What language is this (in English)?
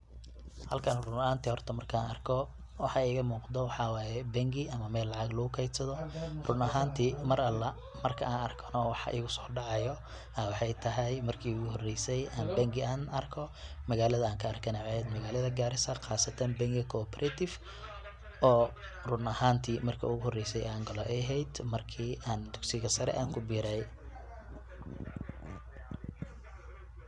Somali